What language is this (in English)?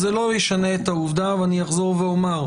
Hebrew